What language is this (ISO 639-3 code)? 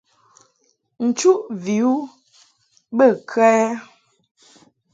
mhk